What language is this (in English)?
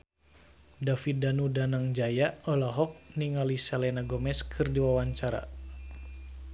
Sundanese